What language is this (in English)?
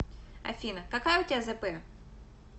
Russian